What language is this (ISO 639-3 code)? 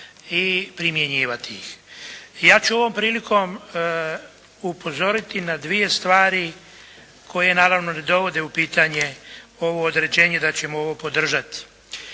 hrv